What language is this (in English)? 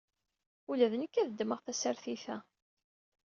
Kabyle